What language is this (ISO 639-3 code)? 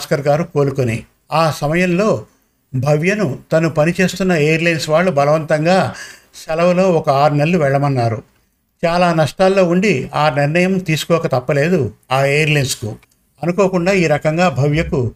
tel